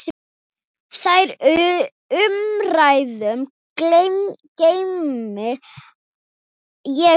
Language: Icelandic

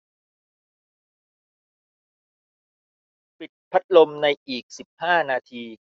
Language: Thai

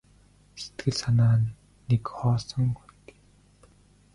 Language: Mongolian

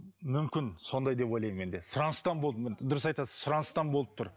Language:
Kazakh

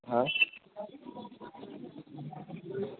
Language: Gujarati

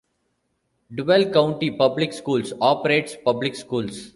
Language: English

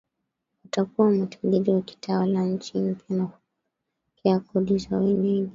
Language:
Swahili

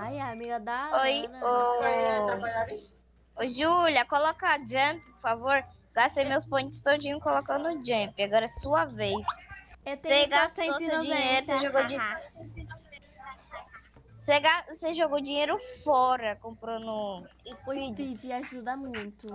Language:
Portuguese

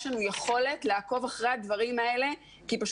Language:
Hebrew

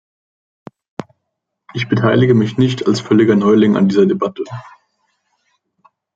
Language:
German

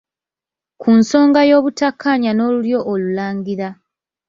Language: Ganda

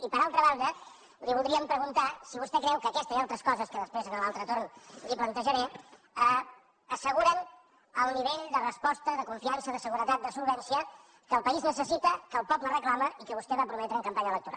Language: Catalan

